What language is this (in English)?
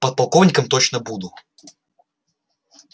Russian